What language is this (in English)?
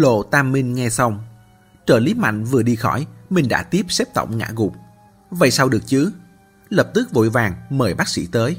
Vietnamese